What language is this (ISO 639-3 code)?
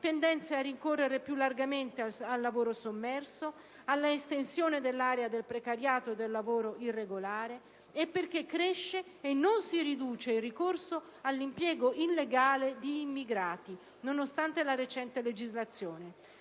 ita